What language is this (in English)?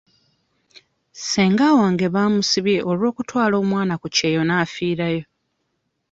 Ganda